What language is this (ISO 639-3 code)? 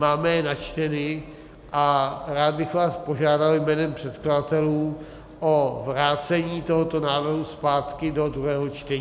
ces